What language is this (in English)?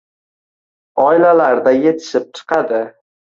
Uzbek